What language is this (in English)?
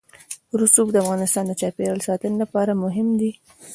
Pashto